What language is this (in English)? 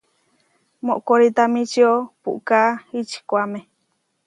Huarijio